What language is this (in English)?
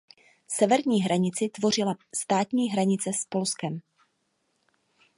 Czech